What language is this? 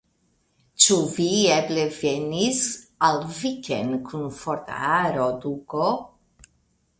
Esperanto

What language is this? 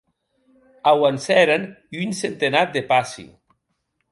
Occitan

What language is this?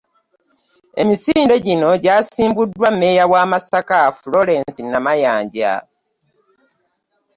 Ganda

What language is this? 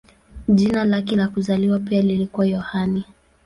Swahili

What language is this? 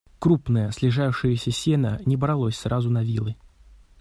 Russian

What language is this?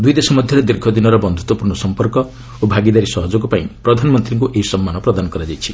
Odia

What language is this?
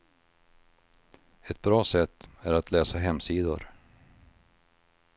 Swedish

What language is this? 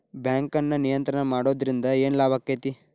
Kannada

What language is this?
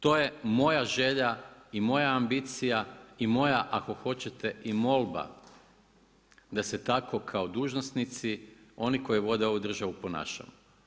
Croatian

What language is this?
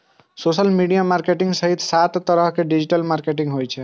Maithili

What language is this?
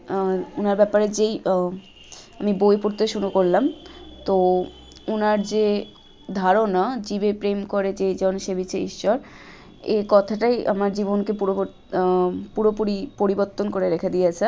Bangla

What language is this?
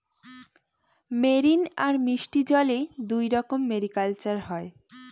Bangla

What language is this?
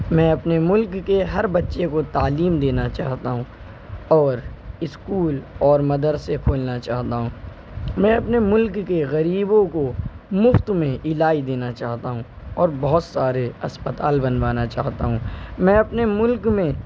Urdu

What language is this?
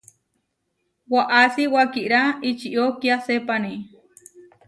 Huarijio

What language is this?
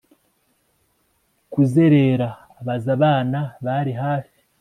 Kinyarwanda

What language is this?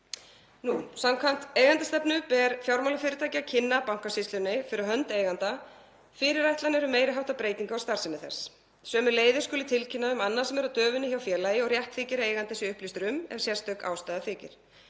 Icelandic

